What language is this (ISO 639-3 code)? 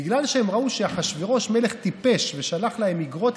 heb